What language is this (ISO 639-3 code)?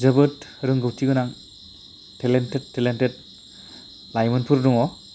brx